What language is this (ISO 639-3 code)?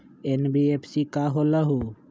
mag